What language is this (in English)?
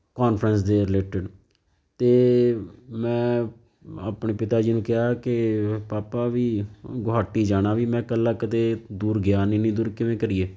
Punjabi